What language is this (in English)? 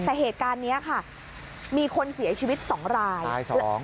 Thai